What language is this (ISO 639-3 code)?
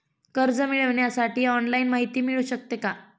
mar